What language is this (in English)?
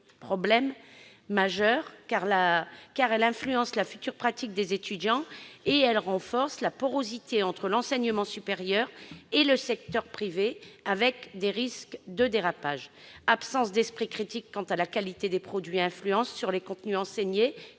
French